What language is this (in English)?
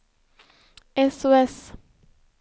Swedish